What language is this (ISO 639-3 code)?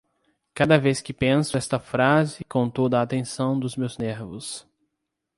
por